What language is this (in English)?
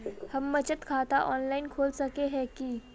Magahi